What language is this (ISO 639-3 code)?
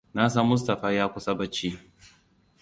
hau